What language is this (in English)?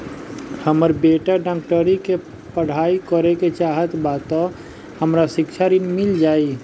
Bhojpuri